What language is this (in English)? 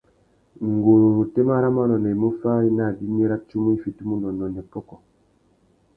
Tuki